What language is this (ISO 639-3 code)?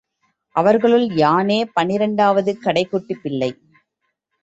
tam